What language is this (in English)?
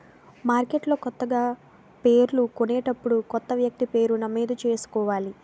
Telugu